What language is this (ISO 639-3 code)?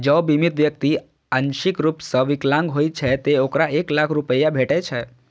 mai